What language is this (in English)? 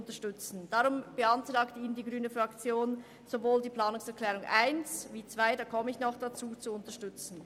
Swiss German